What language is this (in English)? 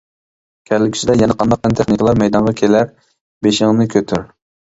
Uyghur